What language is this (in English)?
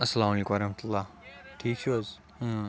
Kashmiri